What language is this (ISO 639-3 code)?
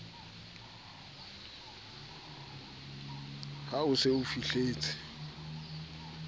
sot